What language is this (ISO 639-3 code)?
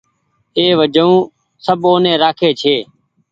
gig